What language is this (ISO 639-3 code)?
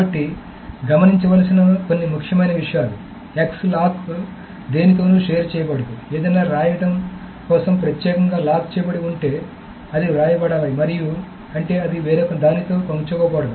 tel